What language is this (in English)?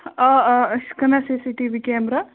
Kashmiri